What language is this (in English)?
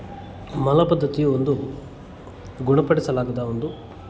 Kannada